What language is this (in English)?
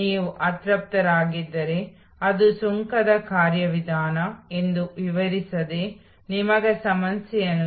Kannada